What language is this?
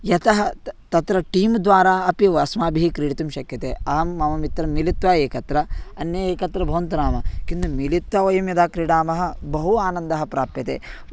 Sanskrit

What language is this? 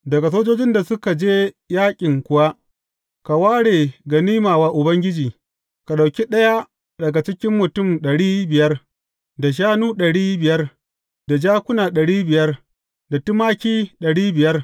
Hausa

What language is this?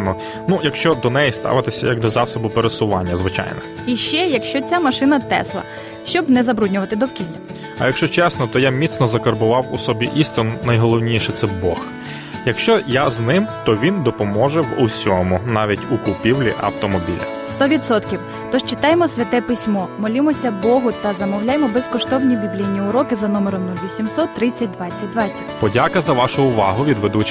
Ukrainian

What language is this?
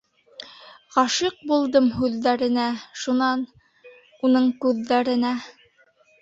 Bashkir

